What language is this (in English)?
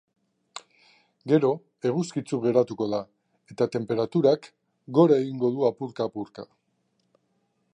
Basque